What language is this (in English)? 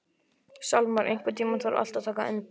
Icelandic